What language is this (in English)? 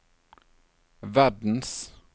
Norwegian